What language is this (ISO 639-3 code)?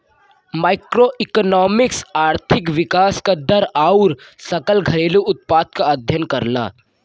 bho